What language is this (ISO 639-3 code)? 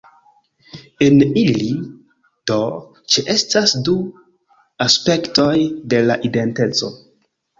epo